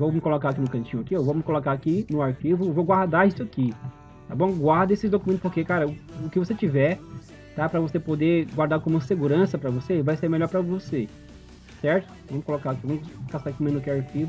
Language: Portuguese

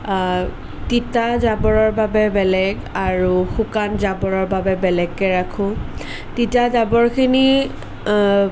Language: Assamese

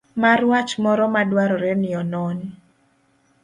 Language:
Luo (Kenya and Tanzania)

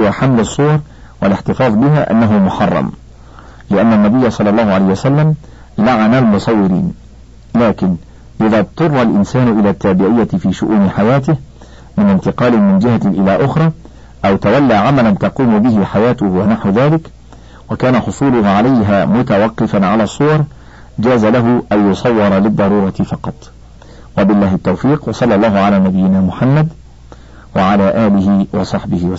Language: Arabic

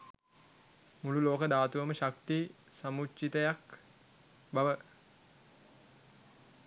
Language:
Sinhala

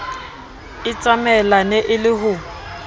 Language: Southern Sotho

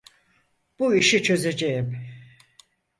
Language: Turkish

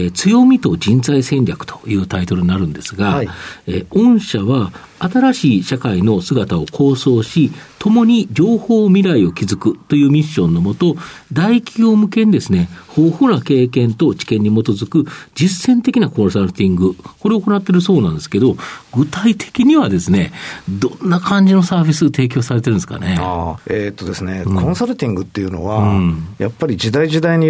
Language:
Japanese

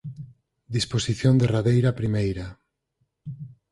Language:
Galician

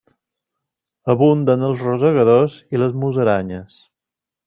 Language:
Catalan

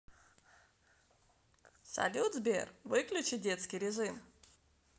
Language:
Russian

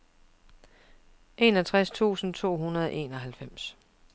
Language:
Danish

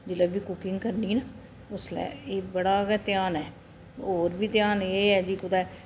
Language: Dogri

